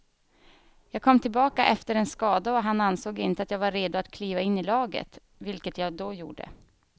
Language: Swedish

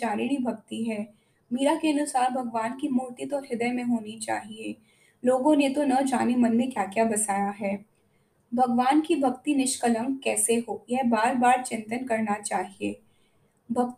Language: Hindi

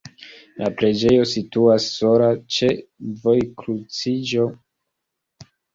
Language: Esperanto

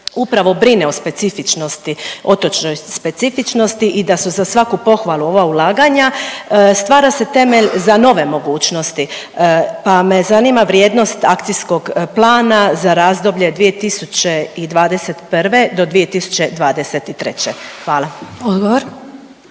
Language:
Croatian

